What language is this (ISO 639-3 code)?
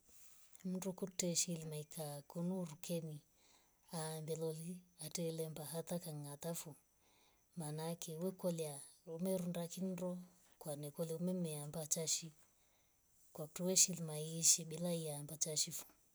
rof